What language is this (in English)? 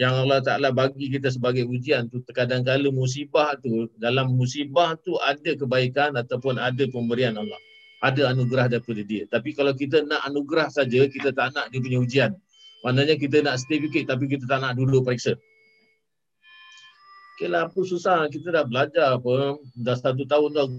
Malay